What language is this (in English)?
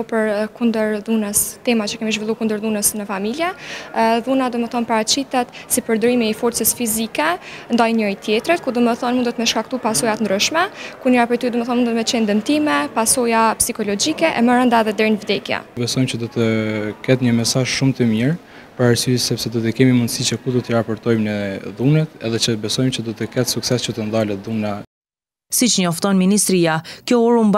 Romanian